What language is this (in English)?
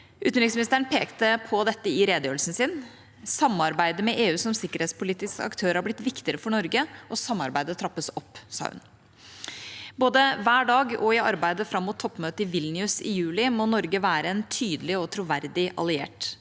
Norwegian